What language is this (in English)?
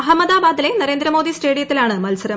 Malayalam